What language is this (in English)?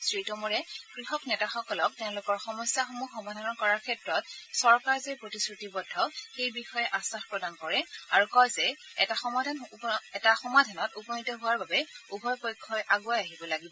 Assamese